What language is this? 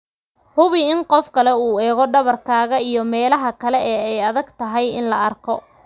Somali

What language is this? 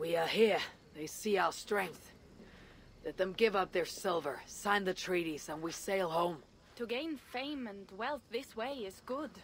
German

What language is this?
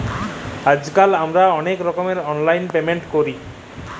Bangla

